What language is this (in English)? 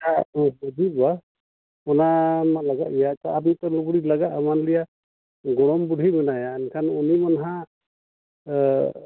Santali